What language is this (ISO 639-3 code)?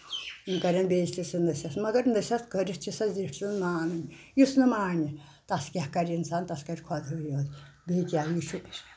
kas